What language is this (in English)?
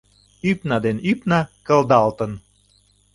Mari